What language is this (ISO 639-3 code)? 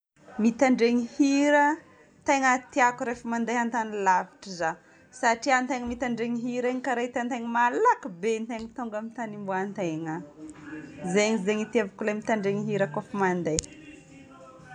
bmm